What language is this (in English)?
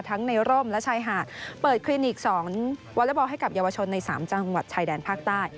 Thai